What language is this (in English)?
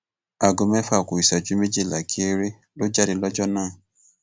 Yoruba